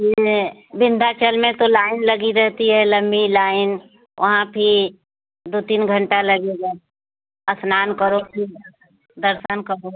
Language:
Hindi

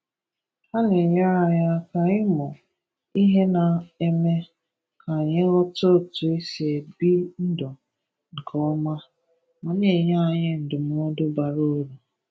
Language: Igbo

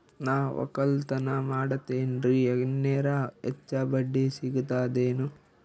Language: Kannada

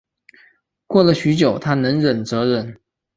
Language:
Chinese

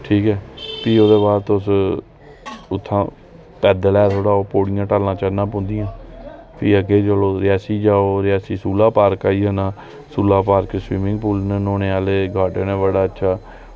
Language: Dogri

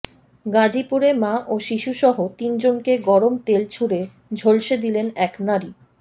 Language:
Bangla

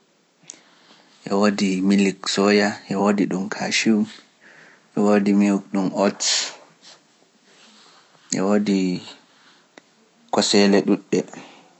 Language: Pular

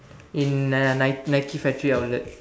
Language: English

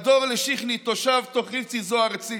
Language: Hebrew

